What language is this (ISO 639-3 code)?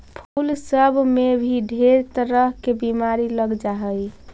mag